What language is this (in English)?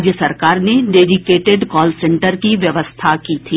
Hindi